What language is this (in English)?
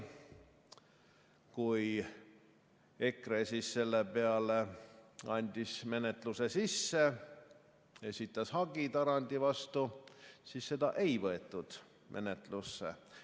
Estonian